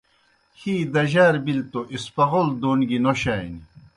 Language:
Kohistani Shina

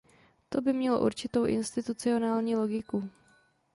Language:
Czech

